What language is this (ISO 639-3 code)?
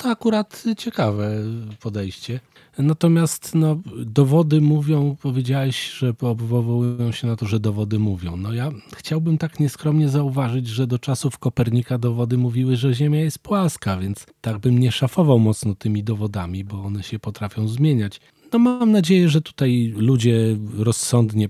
pol